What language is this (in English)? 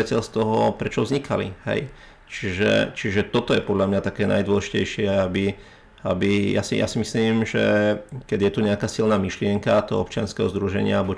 Slovak